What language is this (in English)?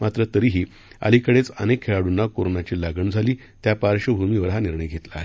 Marathi